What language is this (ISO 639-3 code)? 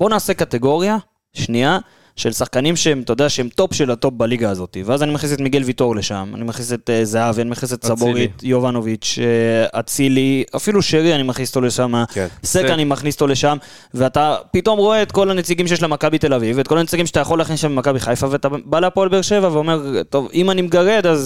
heb